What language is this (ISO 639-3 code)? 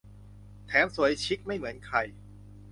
tha